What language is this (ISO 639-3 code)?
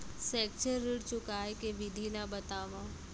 hne